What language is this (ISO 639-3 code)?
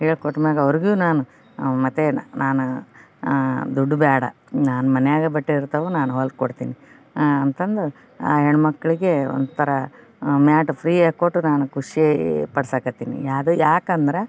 kan